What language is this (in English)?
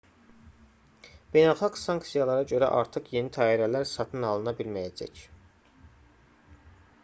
Azerbaijani